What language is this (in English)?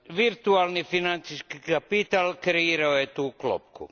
Croatian